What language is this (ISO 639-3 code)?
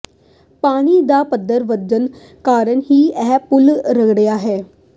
pan